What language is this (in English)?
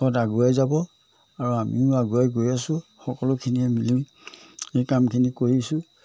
Assamese